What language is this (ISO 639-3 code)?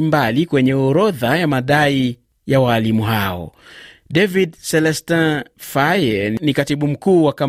swa